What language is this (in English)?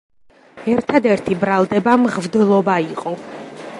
Georgian